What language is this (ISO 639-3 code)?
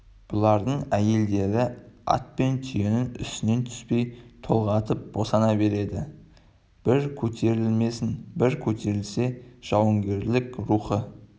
kaz